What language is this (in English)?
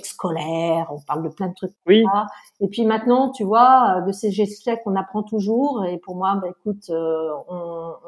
French